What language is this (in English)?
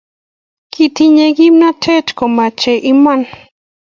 Kalenjin